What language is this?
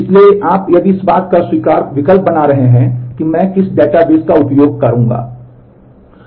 Hindi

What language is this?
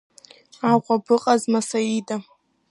Abkhazian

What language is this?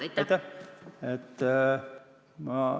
Estonian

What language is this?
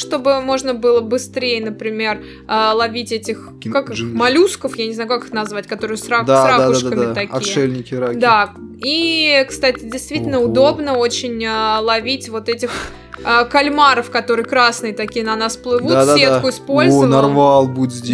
Russian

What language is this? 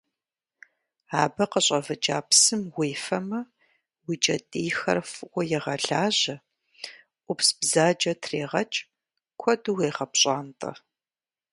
Kabardian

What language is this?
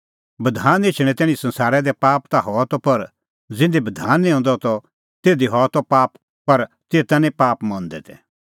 Kullu Pahari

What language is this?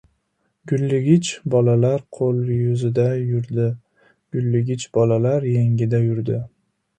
Uzbek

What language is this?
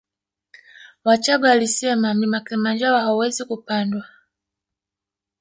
Swahili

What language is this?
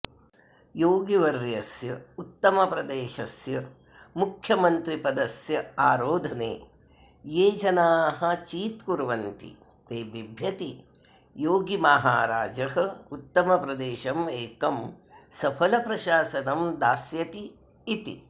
Sanskrit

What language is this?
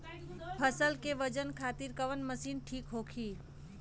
Bhojpuri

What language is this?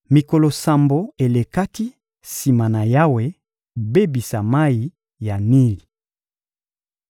Lingala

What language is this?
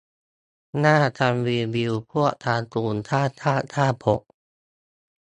Thai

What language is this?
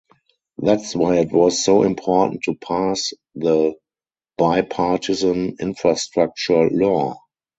English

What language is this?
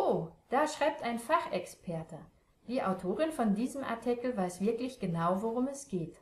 German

